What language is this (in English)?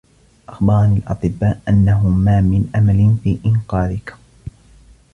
Arabic